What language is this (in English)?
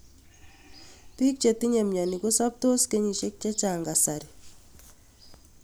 Kalenjin